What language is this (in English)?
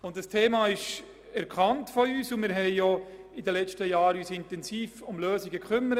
Swiss German